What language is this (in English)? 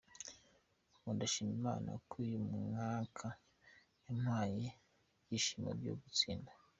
Kinyarwanda